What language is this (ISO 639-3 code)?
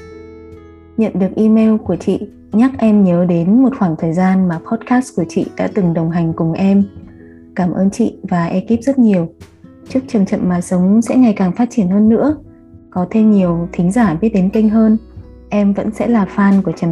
vie